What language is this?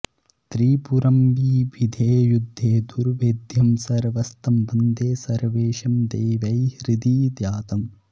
Sanskrit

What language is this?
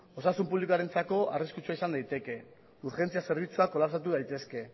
Basque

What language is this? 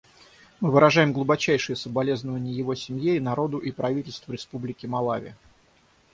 Russian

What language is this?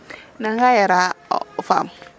Serer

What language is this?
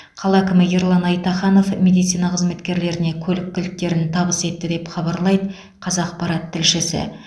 Kazakh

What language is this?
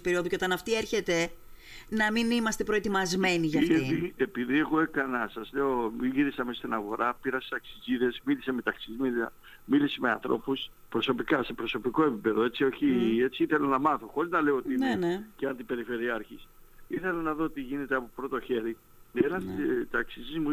Greek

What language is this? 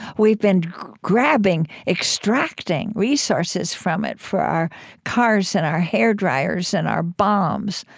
English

